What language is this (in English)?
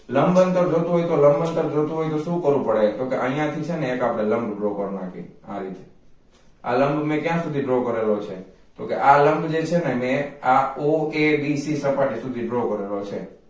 Gujarati